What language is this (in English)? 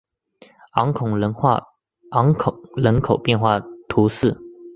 Chinese